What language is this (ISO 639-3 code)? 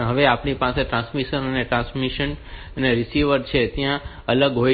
guj